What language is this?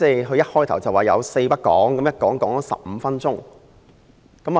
Cantonese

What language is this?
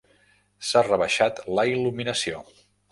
Catalan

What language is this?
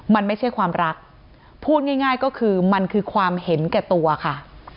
Thai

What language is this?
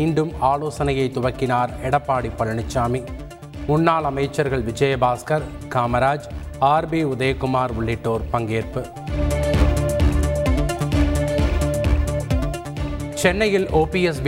Tamil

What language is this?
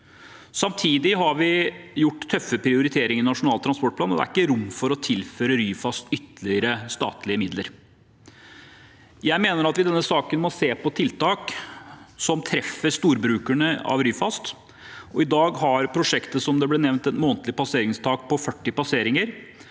Norwegian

